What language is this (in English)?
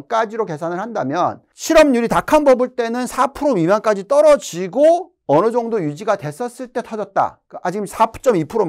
Korean